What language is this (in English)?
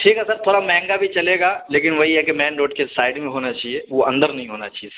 Urdu